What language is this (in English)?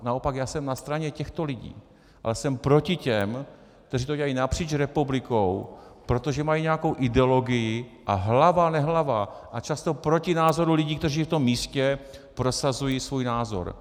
Czech